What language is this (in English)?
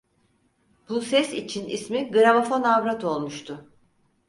Turkish